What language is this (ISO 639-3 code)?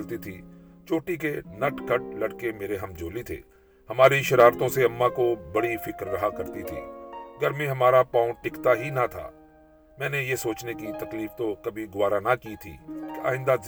urd